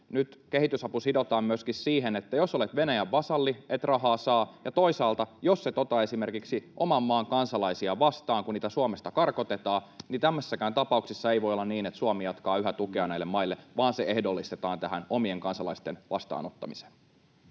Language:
Finnish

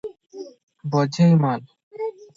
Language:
Odia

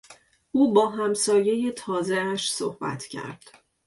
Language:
Persian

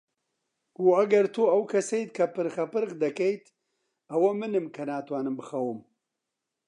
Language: Central Kurdish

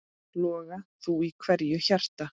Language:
Icelandic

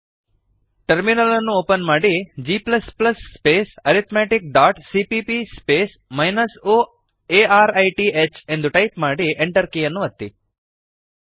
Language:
Kannada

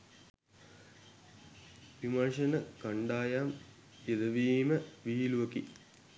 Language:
Sinhala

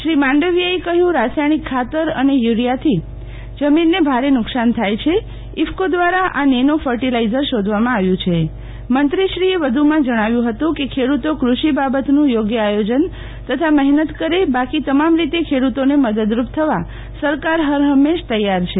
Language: Gujarati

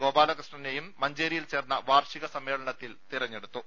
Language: Malayalam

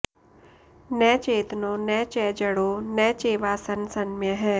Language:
Sanskrit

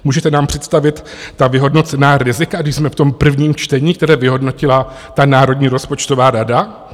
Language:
Czech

